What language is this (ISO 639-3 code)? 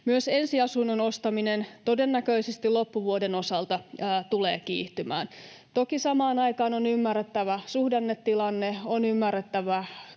fin